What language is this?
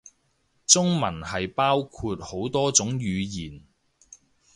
Cantonese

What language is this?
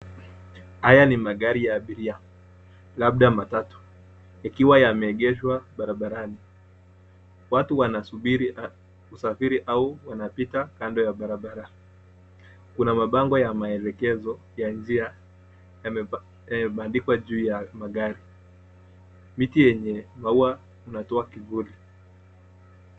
Swahili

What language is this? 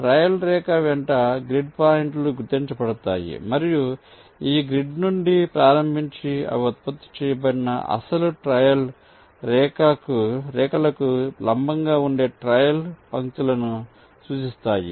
Telugu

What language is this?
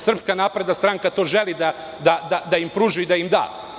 Serbian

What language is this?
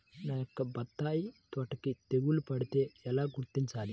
Telugu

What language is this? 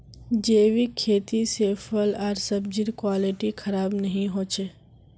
Magahi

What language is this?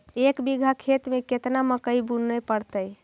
Magahi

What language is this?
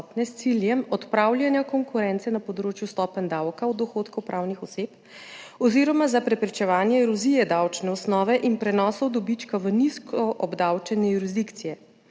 Slovenian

